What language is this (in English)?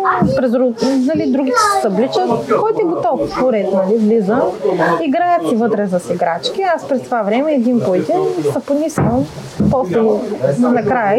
Bulgarian